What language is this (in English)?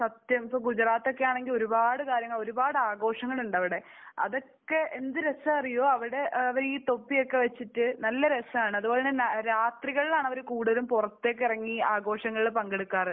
Malayalam